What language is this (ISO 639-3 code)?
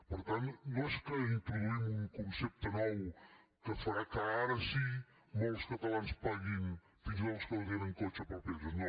cat